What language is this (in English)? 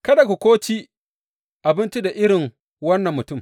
Hausa